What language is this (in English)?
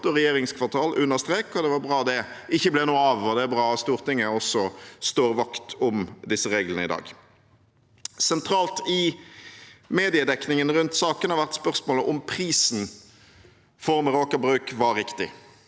Norwegian